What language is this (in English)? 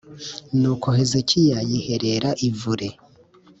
Kinyarwanda